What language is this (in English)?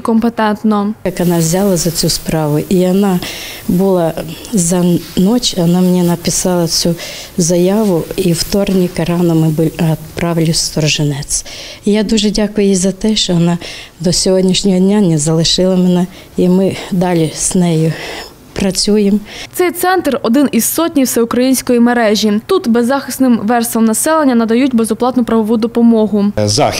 Ukrainian